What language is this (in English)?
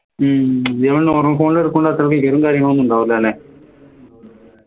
Malayalam